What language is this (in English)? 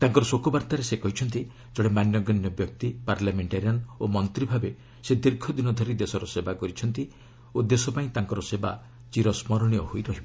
Odia